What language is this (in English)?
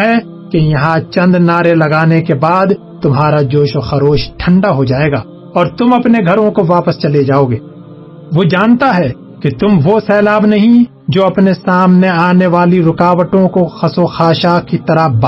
Urdu